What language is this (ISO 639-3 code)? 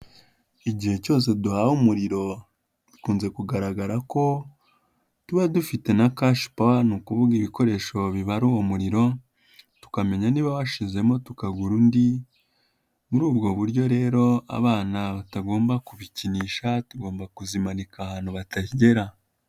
kin